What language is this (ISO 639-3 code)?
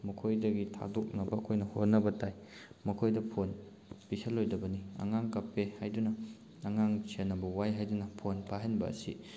mni